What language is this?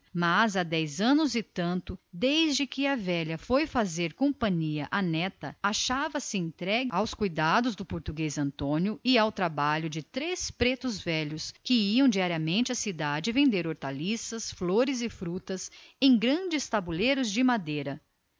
Portuguese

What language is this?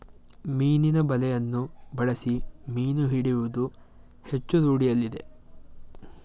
Kannada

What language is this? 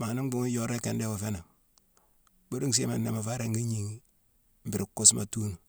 Mansoanka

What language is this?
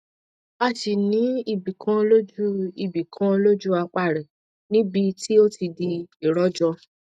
Yoruba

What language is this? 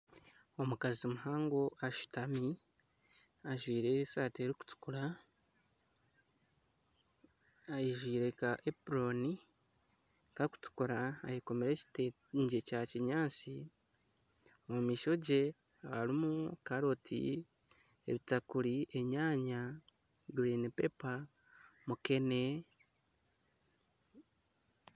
Nyankole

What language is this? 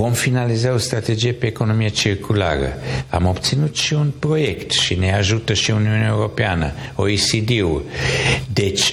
Romanian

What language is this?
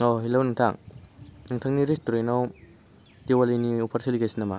Bodo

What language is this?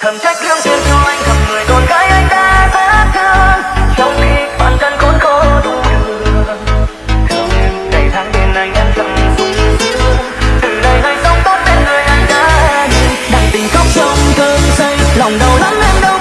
Vietnamese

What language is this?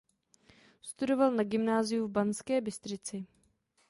Czech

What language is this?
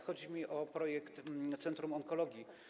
Polish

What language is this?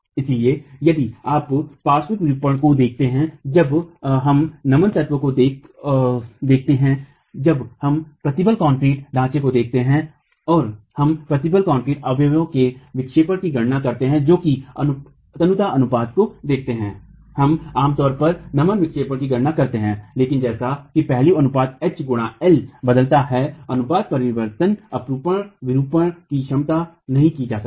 Hindi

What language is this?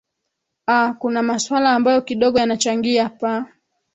Swahili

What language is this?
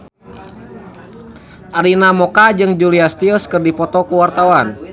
Sundanese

